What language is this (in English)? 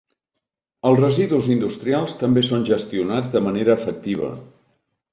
Catalan